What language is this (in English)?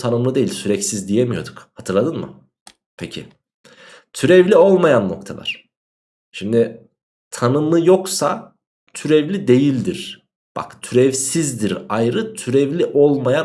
Turkish